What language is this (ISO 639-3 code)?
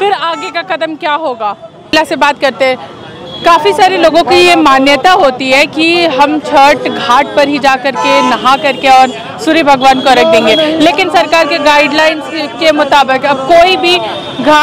hin